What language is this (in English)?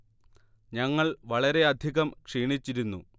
Malayalam